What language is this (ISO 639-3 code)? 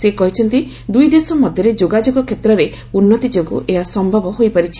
ori